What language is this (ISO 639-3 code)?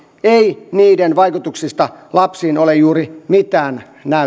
fin